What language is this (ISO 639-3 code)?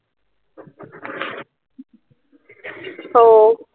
ben